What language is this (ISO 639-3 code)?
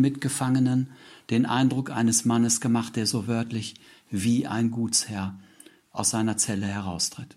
deu